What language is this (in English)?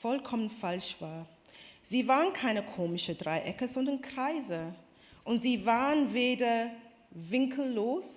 German